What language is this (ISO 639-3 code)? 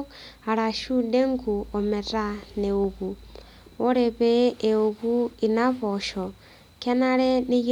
mas